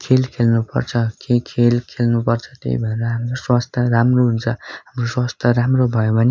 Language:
Nepali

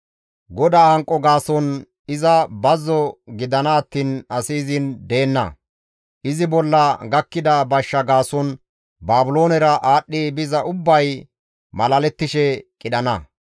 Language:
Gamo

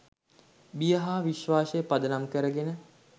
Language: Sinhala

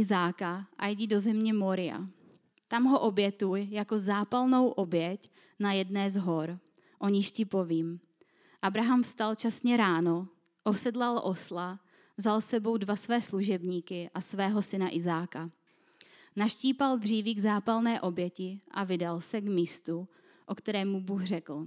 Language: Czech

